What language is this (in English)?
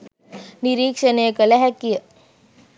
Sinhala